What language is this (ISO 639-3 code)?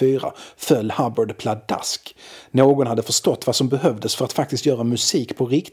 swe